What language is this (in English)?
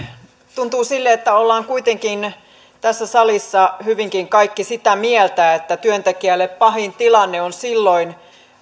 Finnish